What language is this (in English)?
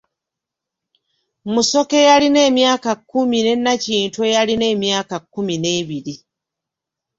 Ganda